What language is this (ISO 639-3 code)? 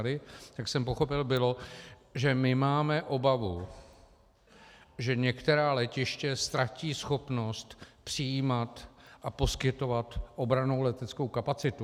ces